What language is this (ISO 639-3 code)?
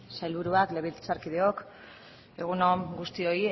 eus